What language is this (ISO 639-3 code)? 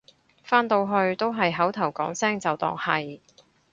yue